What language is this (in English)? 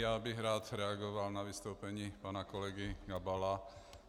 Czech